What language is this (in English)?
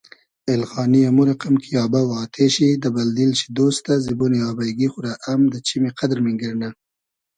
Hazaragi